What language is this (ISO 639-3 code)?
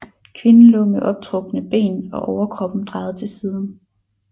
dan